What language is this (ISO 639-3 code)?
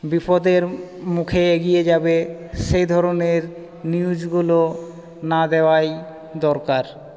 ben